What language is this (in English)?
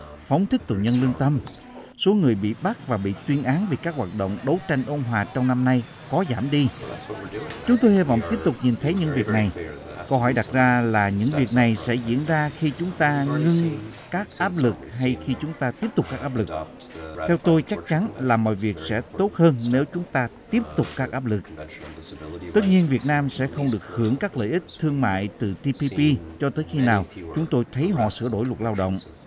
Vietnamese